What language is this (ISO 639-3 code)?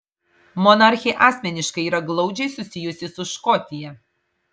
lit